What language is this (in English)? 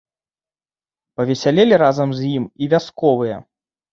Belarusian